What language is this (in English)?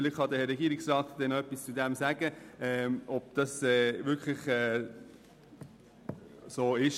Swiss German